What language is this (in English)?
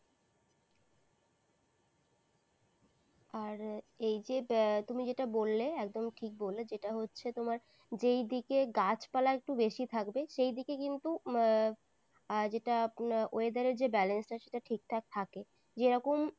Bangla